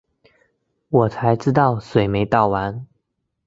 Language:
Chinese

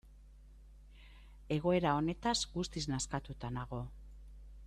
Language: Basque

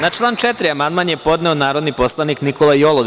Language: Serbian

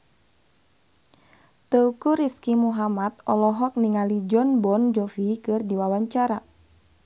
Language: Sundanese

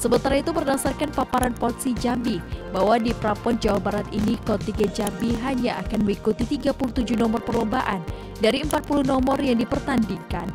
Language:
Indonesian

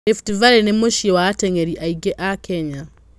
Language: Kikuyu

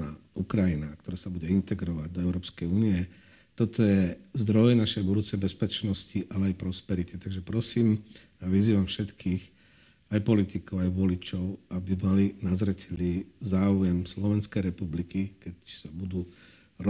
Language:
Slovak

